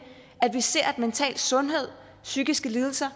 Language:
Danish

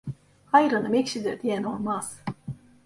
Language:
Turkish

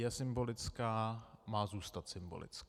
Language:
Czech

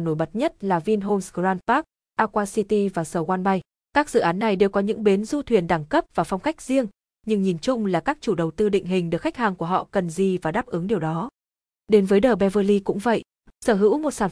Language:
Vietnamese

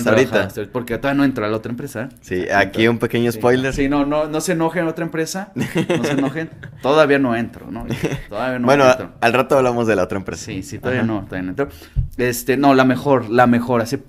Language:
Spanish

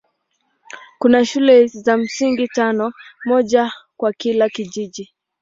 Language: Swahili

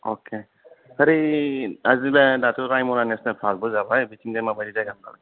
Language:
Bodo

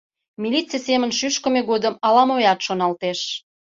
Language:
Mari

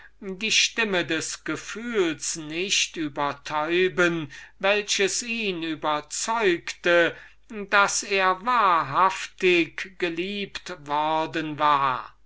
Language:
German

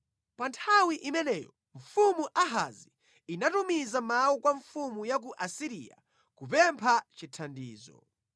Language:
Nyanja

